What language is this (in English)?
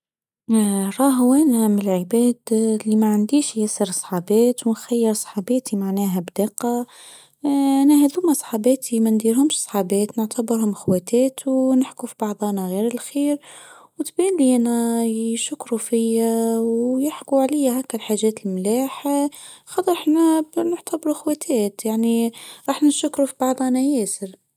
Tunisian Arabic